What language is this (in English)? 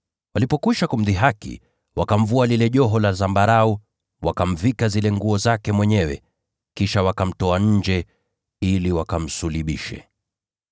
Swahili